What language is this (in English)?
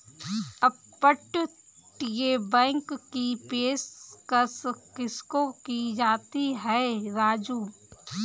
Hindi